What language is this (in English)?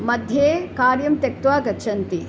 Sanskrit